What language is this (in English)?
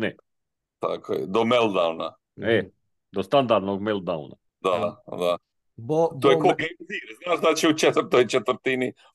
Croatian